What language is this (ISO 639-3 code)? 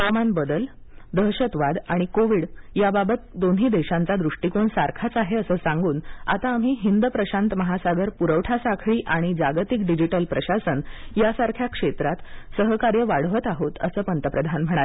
mar